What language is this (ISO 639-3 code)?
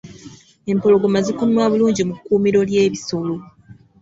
lug